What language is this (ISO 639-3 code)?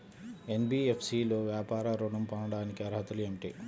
tel